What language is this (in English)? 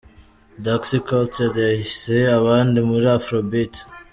Kinyarwanda